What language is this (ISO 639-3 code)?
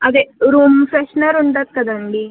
tel